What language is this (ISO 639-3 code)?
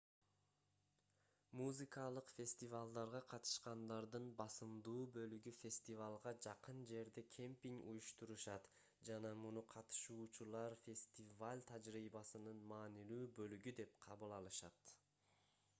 kir